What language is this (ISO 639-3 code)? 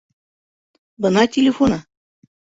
bak